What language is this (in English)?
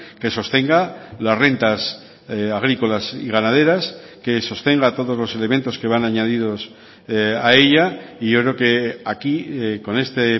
Spanish